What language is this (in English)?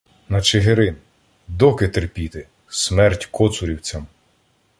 Ukrainian